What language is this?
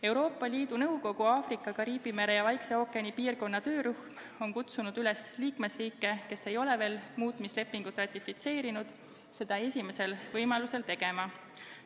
Estonian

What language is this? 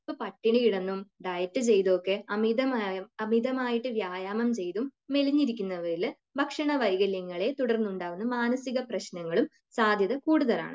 Malayalam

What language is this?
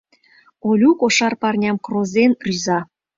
Mari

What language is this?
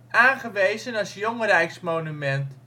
Dutch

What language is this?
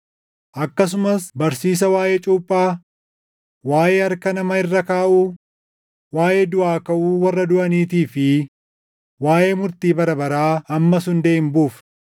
Oromo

